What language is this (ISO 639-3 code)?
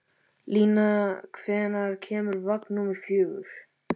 isl